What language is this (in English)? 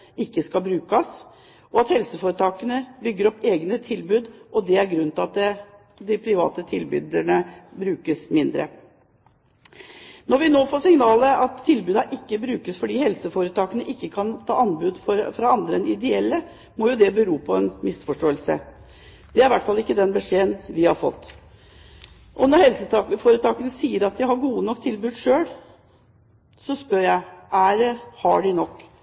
Norwegian Bokmål